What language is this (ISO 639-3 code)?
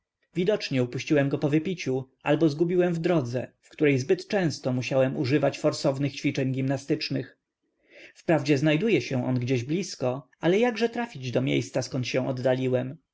pol